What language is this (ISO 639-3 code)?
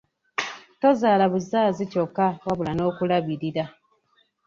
lug